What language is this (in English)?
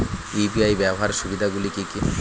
Bangla